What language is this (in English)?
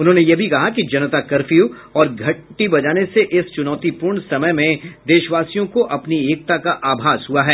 Hindi